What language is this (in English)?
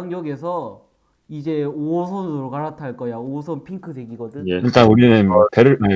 Korean